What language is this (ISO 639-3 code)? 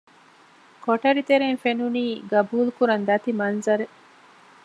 div